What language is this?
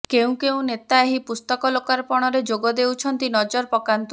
Odia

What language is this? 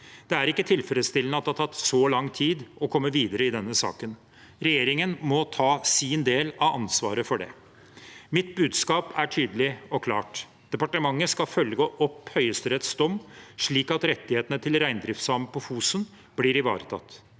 Norwegian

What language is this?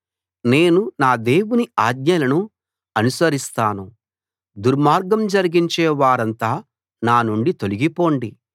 Telugu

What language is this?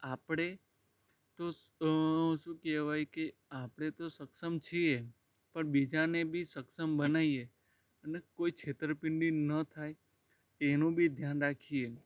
Gujarati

